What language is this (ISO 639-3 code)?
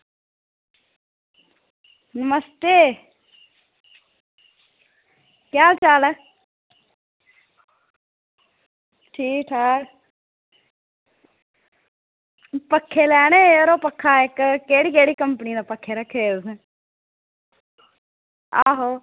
doi